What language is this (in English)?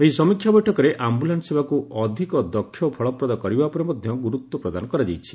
Odia